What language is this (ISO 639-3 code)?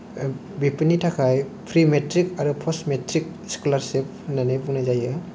brx